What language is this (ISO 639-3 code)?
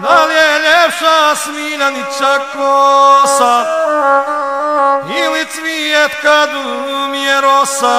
ron